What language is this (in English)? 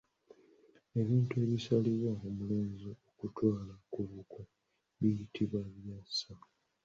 Ganda